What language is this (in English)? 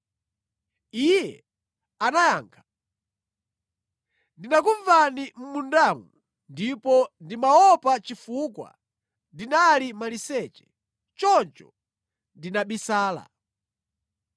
Nyanja